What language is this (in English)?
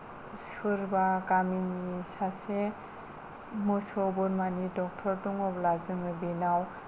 Bodo